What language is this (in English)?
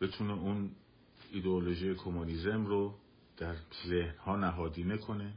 Persian